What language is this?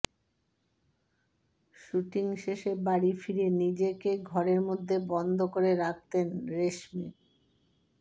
Bangla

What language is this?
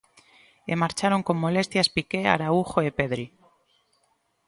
Galician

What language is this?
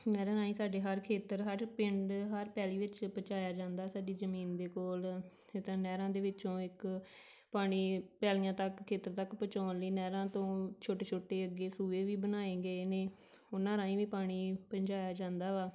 Punjabi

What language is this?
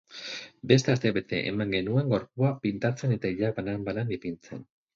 Basque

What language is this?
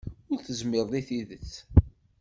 Kabyle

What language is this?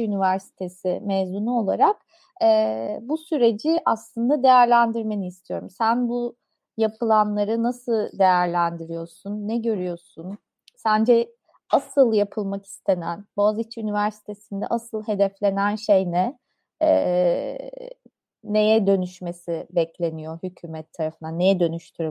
Turkish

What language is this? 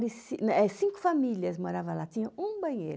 Portuguese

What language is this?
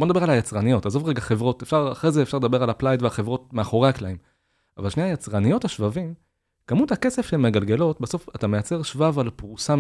Hebrew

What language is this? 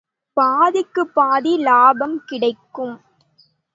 Tamil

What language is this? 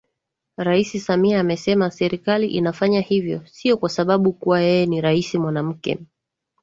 Swahili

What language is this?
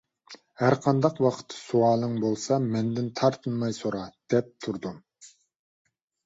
Uyghur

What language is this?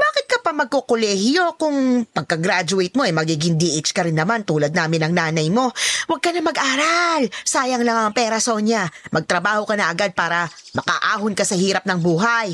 Filipino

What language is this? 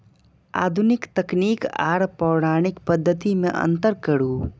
Maithili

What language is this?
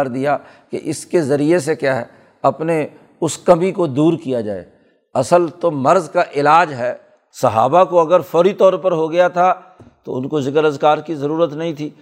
Urdu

